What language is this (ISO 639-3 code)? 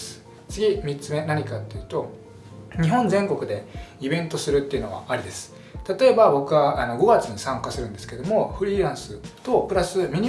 jpn